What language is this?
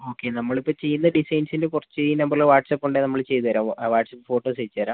Malayalam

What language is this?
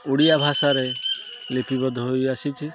Odia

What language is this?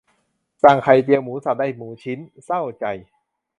Thai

